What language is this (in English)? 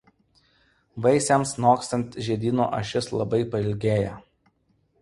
Lithuanian